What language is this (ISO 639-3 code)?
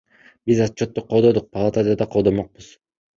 kir